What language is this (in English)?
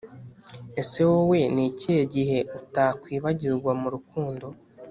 Kinyarwanda